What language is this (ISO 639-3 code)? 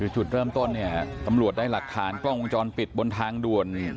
tha